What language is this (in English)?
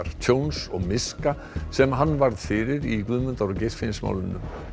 Icelandic